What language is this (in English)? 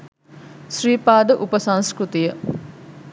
Sinhala